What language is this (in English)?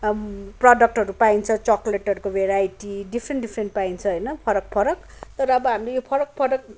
Nepali